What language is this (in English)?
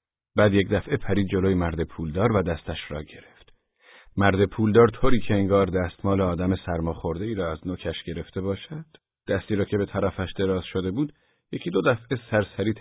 Persian